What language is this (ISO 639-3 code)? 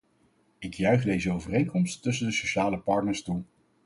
nld